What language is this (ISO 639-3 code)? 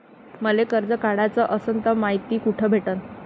mar